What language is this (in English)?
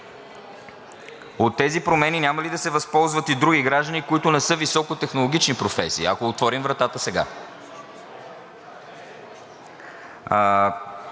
Bulgarian